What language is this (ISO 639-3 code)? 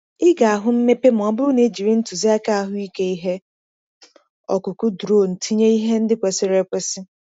ibo